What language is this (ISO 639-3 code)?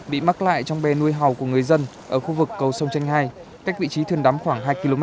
vie